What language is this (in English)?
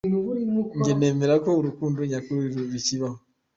Kinyarwanda